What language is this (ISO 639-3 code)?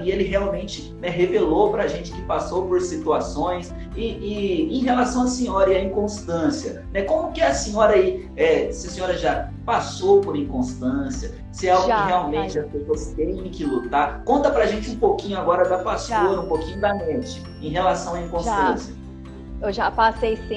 por